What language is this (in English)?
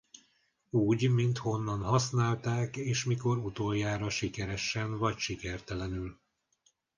Hungarian